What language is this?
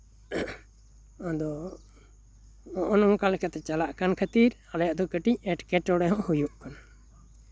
Santali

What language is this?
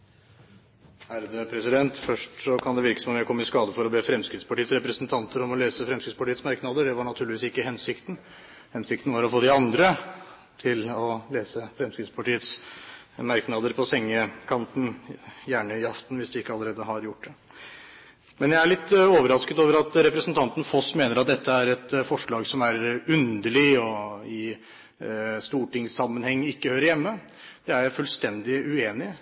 Norwegian Bokmål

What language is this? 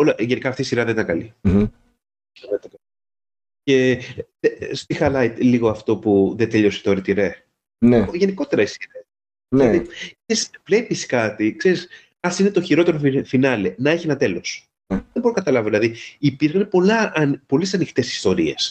Greek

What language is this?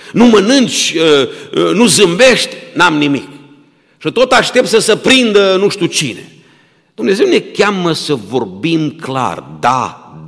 Romanian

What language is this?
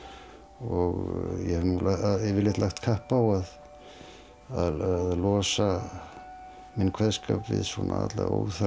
Icelandic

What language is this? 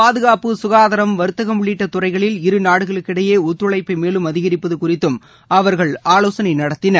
Tamil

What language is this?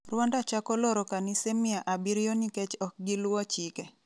Luo (Kenya and Tanzania)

